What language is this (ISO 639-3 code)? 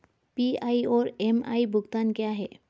hin